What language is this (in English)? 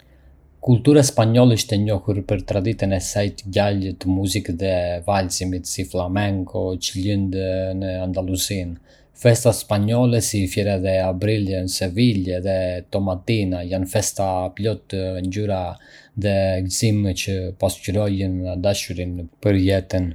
Arbëreshë Albanian